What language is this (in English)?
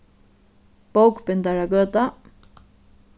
Faroese